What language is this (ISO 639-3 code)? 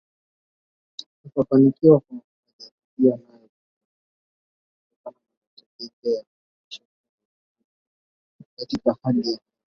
swa